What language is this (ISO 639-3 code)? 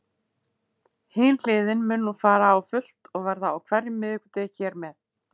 isl